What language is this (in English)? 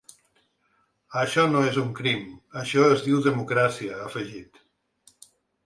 Catalan